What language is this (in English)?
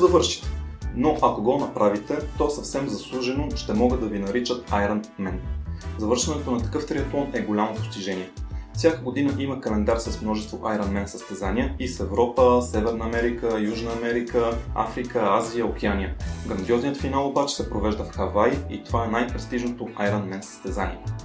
Bulgarian